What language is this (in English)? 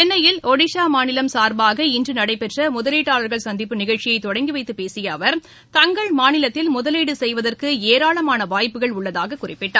Tamil